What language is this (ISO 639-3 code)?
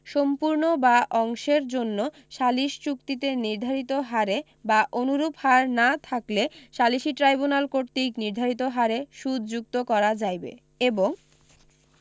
ben